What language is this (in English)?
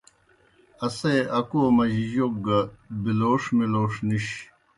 Kohistani Shina